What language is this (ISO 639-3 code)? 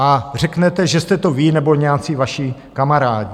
ces